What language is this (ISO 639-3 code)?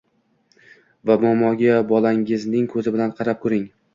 uzb